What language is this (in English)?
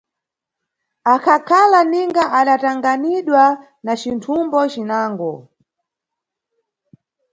Nyungwe